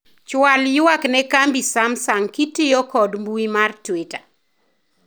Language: Luo (Kenya and Tanzania)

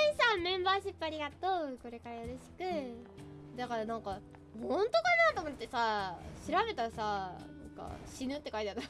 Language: Japanese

